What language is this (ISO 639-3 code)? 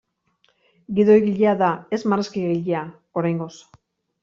eus